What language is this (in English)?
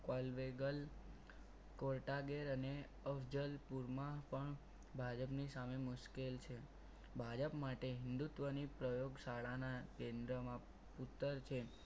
Gujarati